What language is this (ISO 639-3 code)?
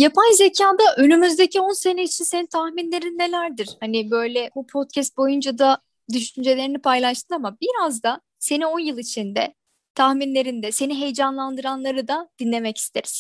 tur